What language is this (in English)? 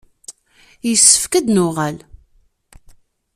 Kabyle